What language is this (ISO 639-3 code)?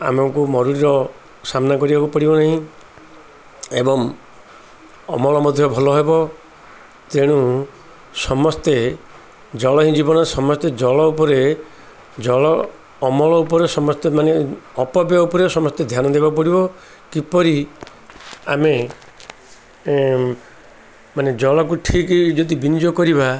ori